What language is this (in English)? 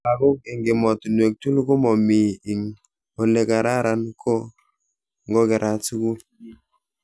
Kalenjin